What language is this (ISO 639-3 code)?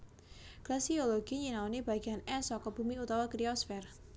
jav